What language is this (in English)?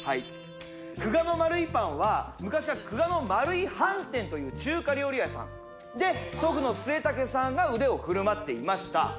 Japanese